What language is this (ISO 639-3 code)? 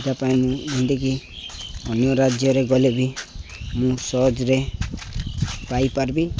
ori